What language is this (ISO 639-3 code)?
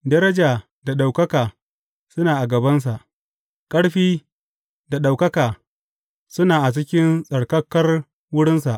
hau